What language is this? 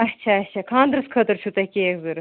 Kashmiri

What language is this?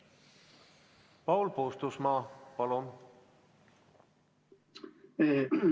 Estonian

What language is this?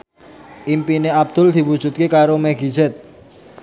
Javanese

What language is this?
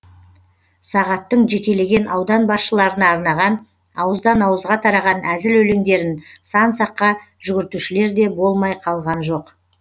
Kazakh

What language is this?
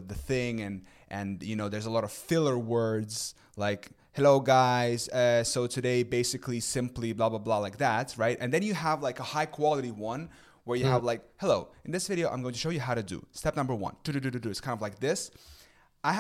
English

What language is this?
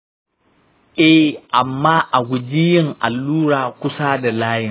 Hausa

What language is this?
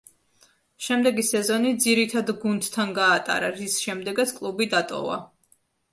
Georgian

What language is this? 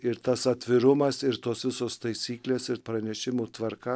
Lithuanian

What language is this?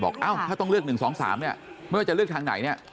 Thai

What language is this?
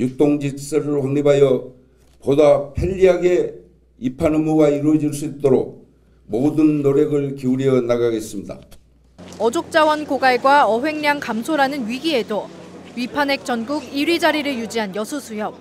Korean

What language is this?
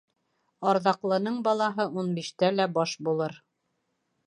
Bashkir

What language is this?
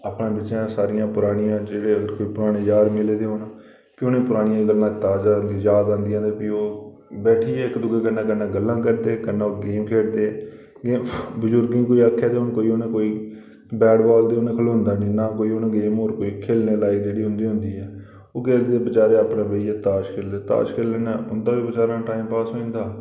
Dogri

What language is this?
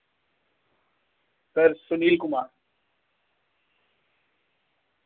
Dogri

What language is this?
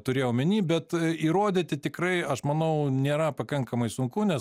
Lithuanian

